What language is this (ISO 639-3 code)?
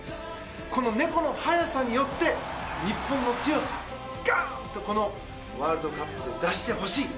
jpn